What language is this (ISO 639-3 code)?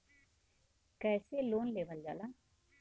bho